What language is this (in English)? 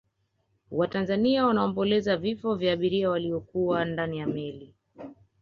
Swahili